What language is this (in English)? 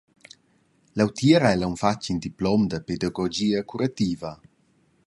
Romansh